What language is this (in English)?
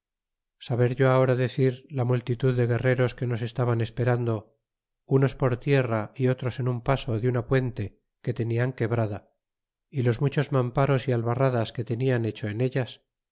Spanish